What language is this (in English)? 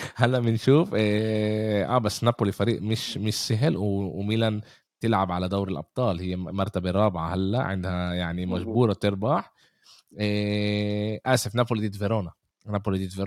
Arabic